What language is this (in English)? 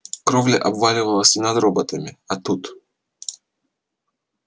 Russian